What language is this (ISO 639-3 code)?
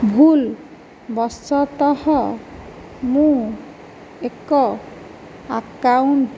ori